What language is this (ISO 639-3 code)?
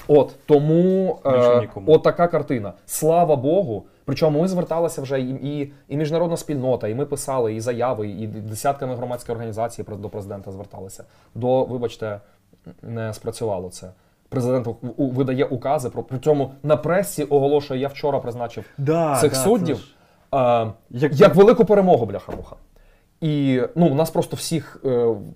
ukr